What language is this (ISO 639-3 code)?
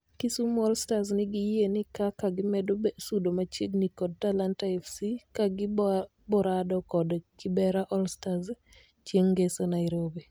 luo